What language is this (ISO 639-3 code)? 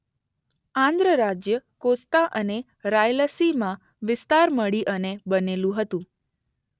guj